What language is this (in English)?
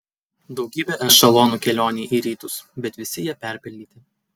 Lithuanian